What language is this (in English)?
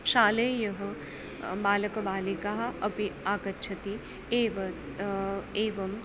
Sanskrit